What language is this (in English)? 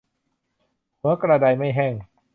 Thai